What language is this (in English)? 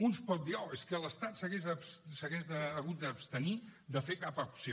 Catalan